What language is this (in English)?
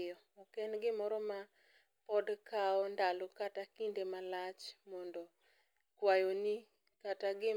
Luo (Kenya and Tanzania)